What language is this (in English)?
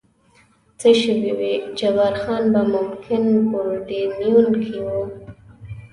Pashto